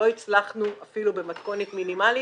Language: Hebrew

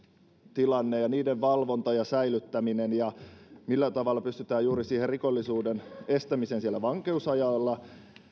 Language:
Finnish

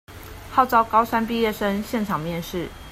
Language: Chinese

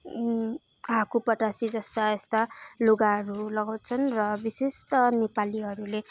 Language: Nepali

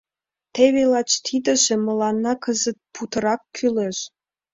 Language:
Mari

